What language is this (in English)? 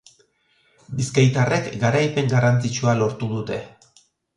Basque